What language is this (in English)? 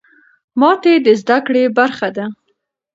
Pashto